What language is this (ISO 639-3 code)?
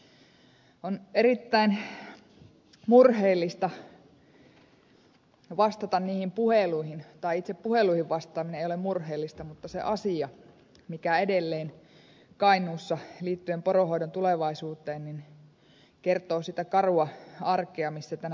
fin